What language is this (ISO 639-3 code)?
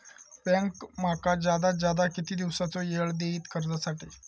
mar